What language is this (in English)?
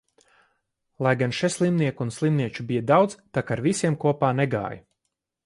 Latvian